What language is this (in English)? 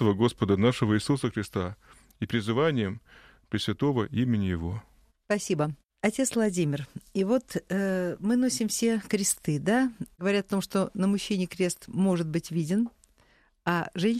Russian